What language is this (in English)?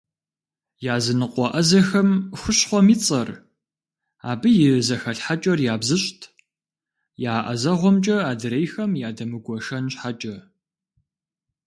Kabardian